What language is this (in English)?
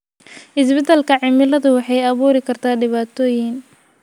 Somali